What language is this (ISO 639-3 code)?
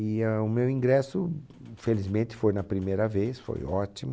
por